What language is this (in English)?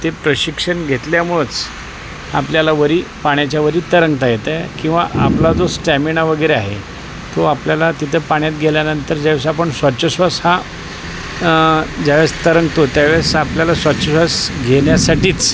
Marathi